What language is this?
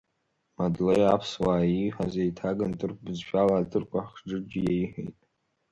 Abkhazian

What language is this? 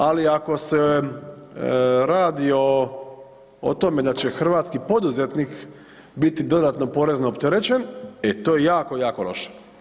Croatian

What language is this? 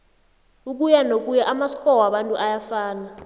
South Ndebele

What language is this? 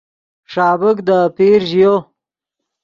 Yidgha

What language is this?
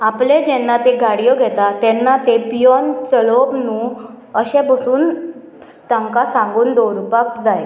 Konkani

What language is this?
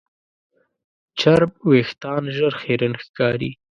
Pashto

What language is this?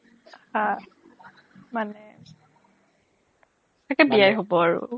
Assamese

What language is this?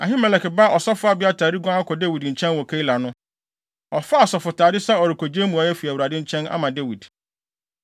Akan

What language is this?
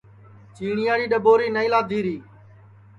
Sansi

